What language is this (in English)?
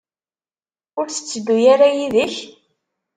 Kabyle